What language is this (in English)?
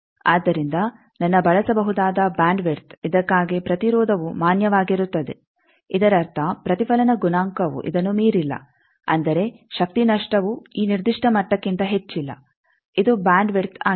Kannada